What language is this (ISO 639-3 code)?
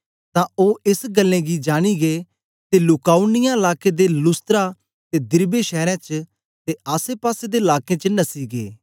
doi